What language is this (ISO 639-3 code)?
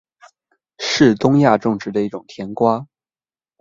zho